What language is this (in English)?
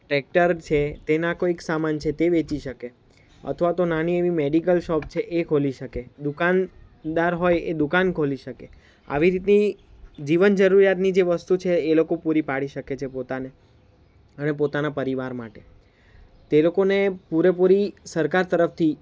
Gujarati